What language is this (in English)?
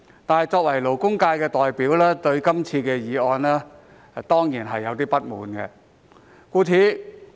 Cantonese